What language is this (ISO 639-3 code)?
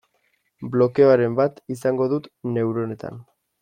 eus